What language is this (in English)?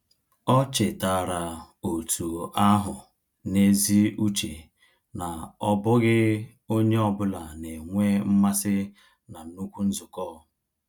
Igbo